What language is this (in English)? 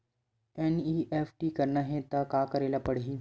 Chhattisgarhi